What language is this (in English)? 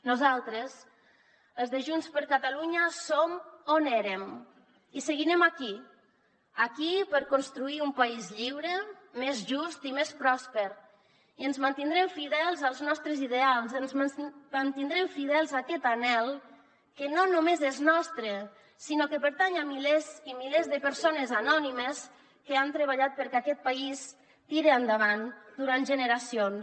Catalan